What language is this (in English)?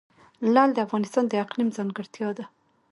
Pashto